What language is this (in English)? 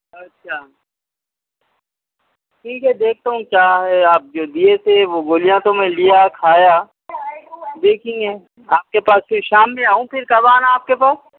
Urdu